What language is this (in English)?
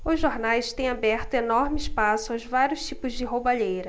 Portuguese